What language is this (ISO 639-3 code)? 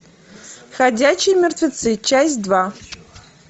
rus